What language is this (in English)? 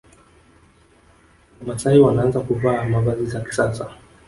Swahili